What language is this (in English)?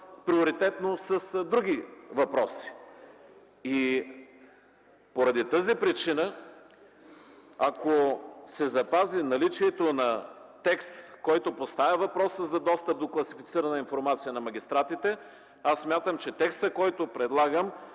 Bulgarian